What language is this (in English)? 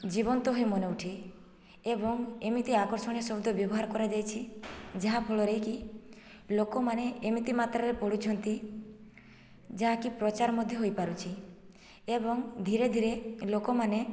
Odia